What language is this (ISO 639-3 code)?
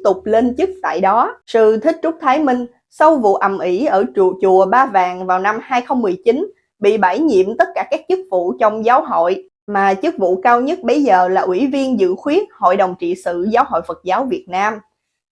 vie